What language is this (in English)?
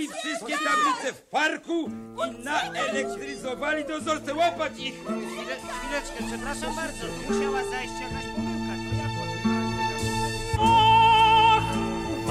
Polish